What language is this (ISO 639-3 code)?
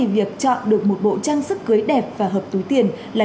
vie